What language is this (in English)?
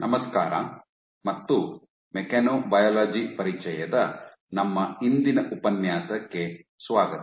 Kannada